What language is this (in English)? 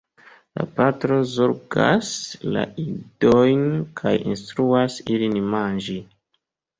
Esperanto